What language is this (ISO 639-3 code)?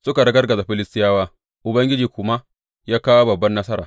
hau